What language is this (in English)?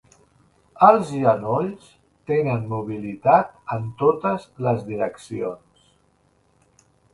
Catalan